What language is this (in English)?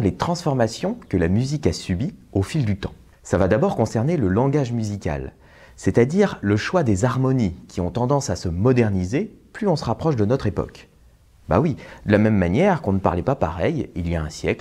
French